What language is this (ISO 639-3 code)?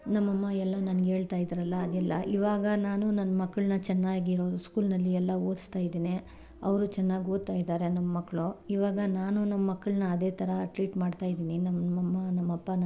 kan